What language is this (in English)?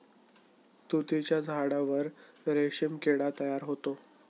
Marathi